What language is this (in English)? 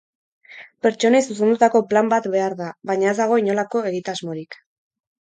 Basque